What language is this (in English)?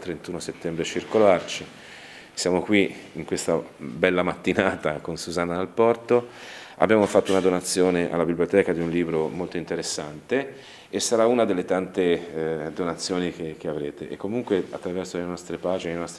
Italian